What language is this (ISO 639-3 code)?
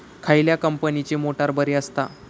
mar